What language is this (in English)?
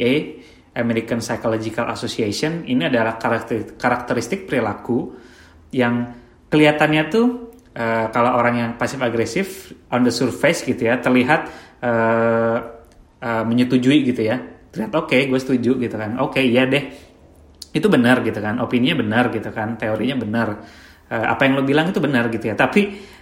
Indonesian